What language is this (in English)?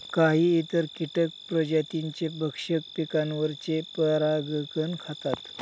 Marathi